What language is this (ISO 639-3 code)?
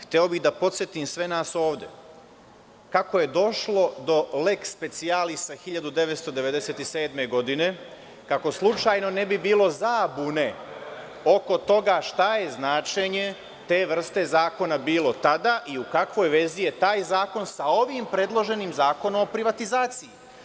srp